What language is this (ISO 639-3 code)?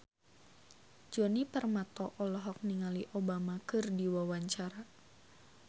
sun